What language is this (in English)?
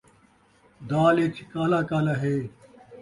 Saraiki